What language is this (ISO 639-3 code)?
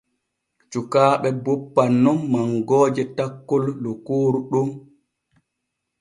fue